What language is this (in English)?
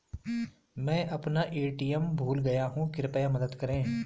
Hindi